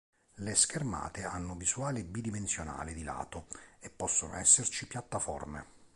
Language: Italian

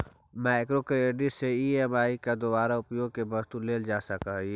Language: Magahi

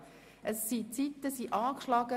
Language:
Swiss German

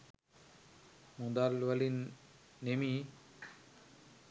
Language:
Sinhala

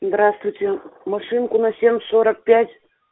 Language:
Russian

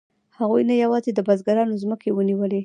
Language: Pashto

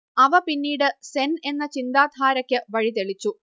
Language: Malayalam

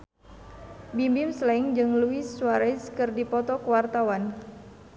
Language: Sundanese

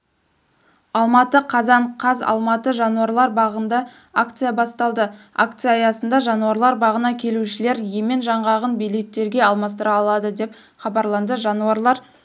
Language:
Kazakh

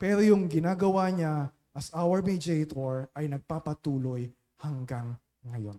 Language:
Filipino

